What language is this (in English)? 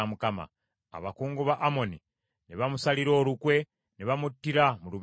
Ganda